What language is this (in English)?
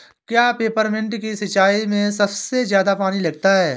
Hindi